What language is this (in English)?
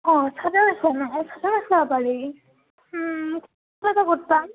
Assamese